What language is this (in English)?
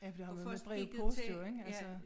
Danish